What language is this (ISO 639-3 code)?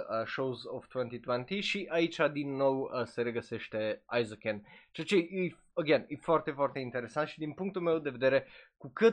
ron